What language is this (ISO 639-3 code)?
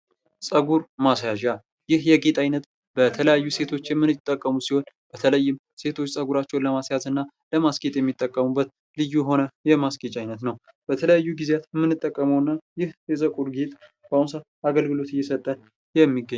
amh